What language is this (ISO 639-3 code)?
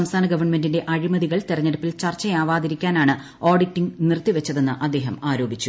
mal